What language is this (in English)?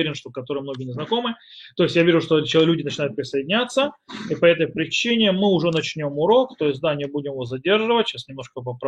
Russian